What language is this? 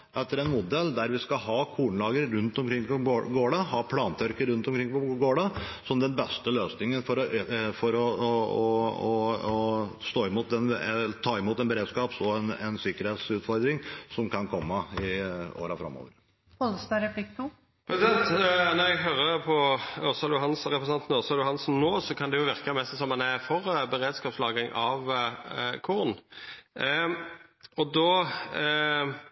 Norwegian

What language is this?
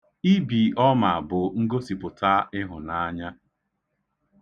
Igbo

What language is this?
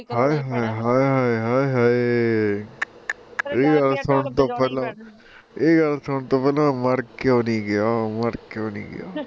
Punjabi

